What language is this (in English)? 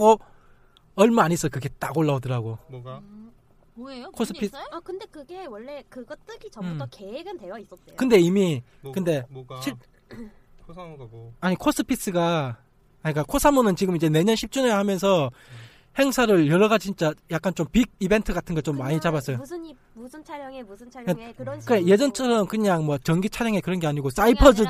Korean